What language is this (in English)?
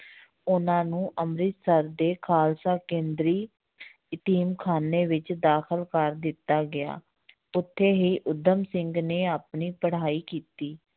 Punjabi